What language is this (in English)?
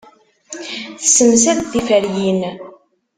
Kabyle